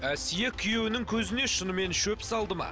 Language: Kazakh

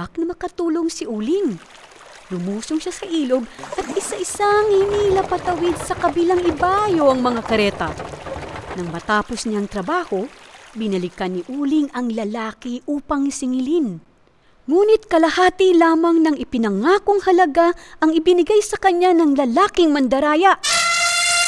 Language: Filipino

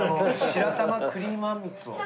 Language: Japanese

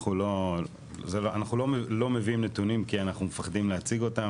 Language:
Hebrew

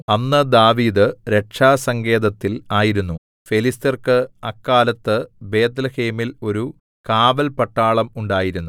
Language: Malayalam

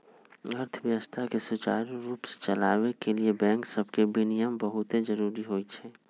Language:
Magahi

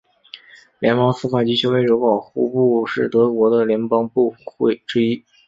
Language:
Chinese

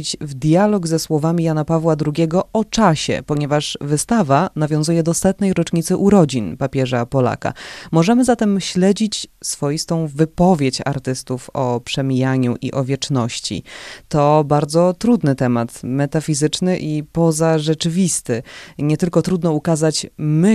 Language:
Polish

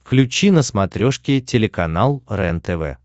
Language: Russian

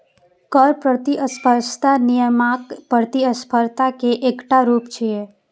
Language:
Maithili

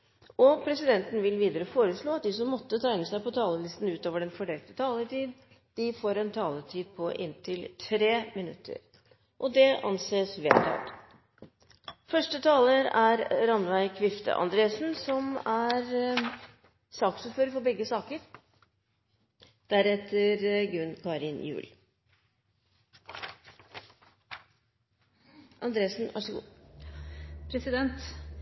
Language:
Norwegian Bokmål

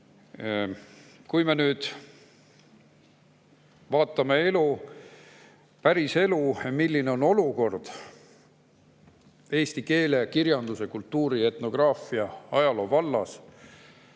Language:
Estonian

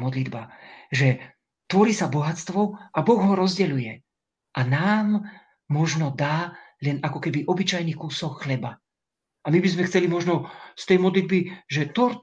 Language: Slovak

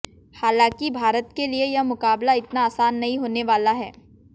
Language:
Hindi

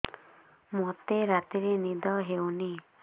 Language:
Odia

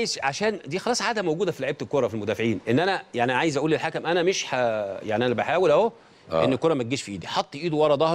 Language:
Arabic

